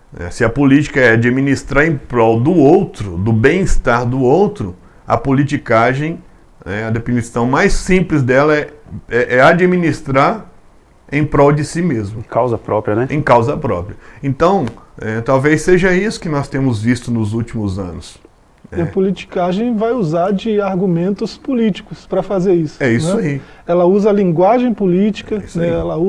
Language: Portuguese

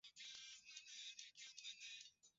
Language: Swahili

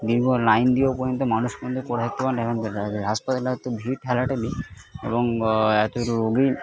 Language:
Bangla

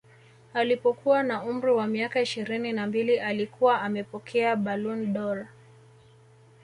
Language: Swahili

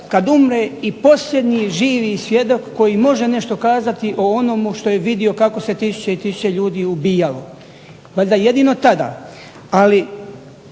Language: Croatian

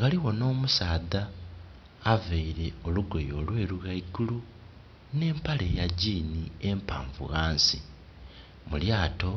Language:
Soga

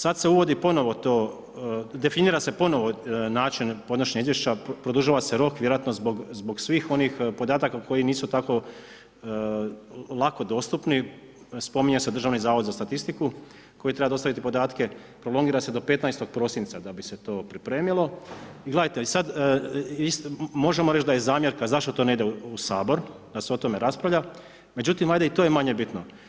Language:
Croatian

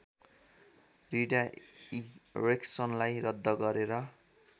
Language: Nepali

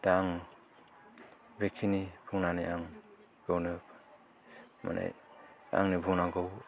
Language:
Bodo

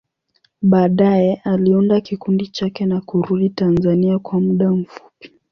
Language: Swahili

